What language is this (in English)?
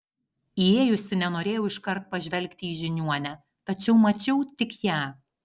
Lithuanian